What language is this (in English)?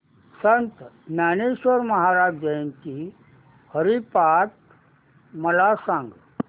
Marathi